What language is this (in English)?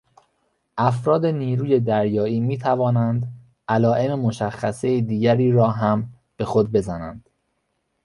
Persian